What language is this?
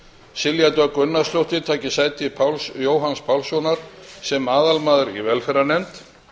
Icelandic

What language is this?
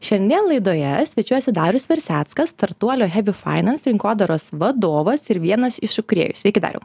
Lithuanian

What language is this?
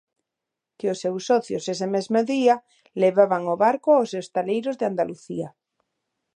Galician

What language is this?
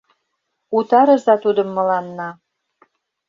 Mari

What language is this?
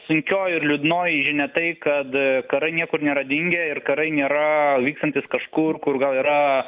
Lithuanian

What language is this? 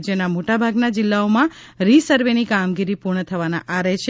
Gujarati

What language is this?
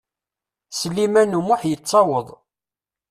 Kabyle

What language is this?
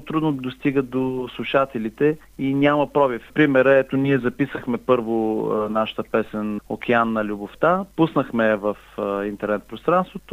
Bulgarian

